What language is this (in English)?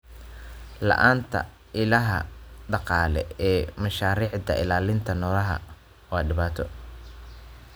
Somali